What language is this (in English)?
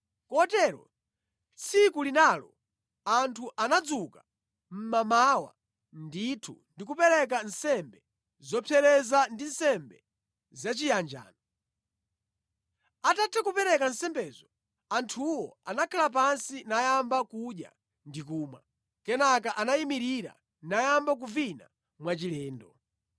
Nyanja